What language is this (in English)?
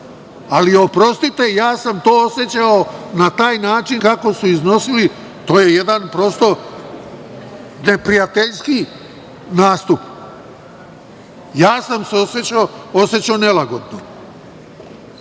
Serbian